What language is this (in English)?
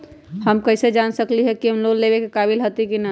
Magahi